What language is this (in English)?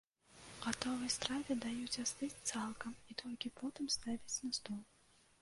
Belarusian